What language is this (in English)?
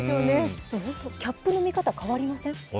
Japanese